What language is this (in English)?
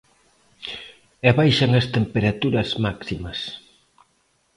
Galician